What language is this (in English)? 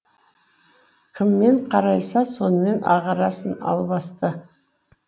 Kazakh